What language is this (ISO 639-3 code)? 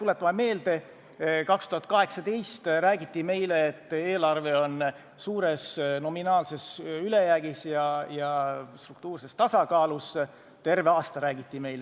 est